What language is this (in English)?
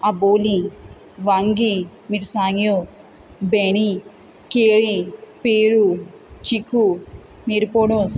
Konkani